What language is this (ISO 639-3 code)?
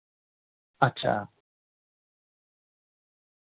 doi